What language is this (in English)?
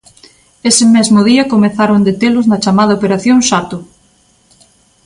Galician